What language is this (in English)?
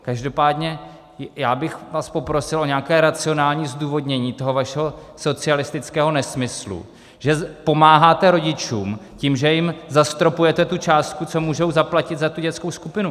Czech